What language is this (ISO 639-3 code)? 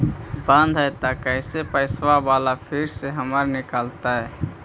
mag